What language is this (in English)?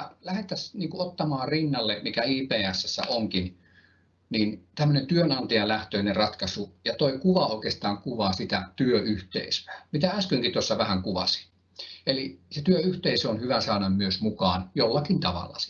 Finnish